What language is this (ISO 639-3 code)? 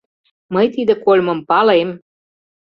chm